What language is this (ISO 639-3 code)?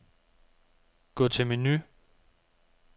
dan